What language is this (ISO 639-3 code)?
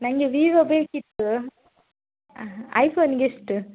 kan